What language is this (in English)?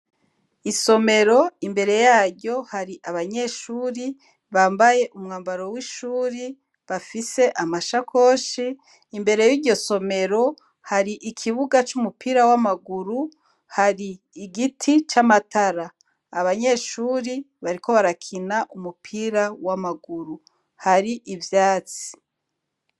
Rundi